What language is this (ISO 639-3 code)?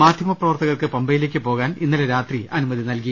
mal